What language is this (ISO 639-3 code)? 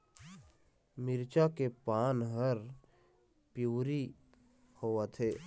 hne